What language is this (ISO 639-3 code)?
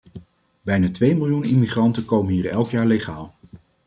nld